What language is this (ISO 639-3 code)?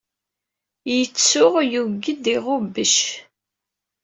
kab